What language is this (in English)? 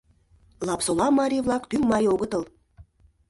Mari